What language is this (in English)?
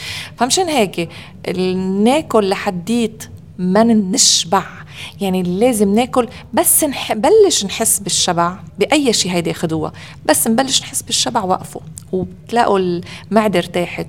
Arabic